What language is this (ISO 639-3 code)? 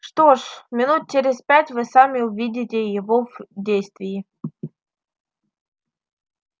rus